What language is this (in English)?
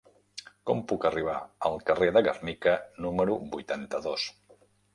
Catalan